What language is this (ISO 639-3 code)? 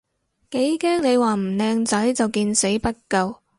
yue